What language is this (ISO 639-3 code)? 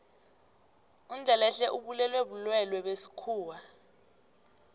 nbl